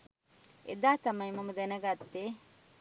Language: Sinhala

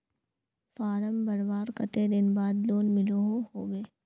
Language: Magahi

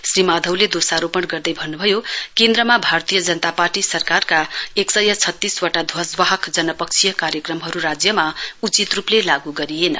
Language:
Nepali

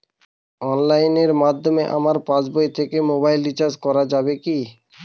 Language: Bangla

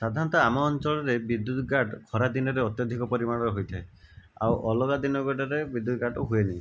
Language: Odia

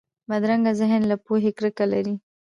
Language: Pashto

